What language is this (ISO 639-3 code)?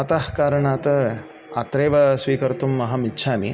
san